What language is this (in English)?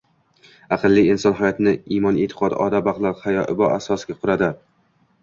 Uzbek